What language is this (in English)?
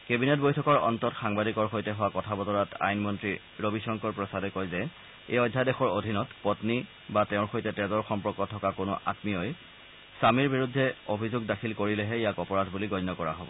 Assamese